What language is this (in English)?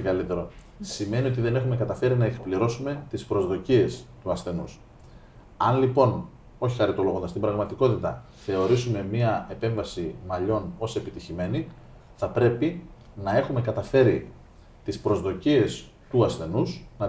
Greek